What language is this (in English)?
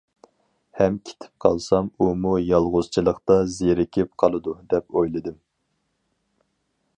Uyghur